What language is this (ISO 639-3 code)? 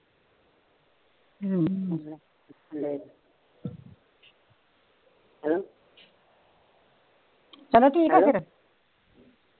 pan